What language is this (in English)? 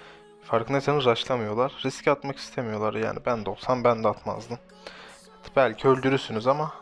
Turkish